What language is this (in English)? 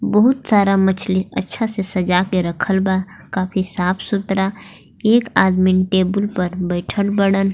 Bhojpuri